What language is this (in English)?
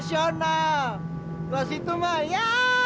Indonesian